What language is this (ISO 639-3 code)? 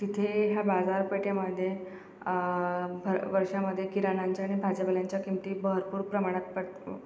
mar